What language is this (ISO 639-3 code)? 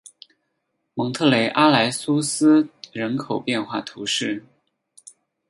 zho